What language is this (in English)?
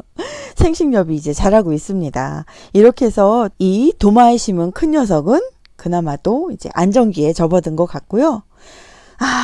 Korean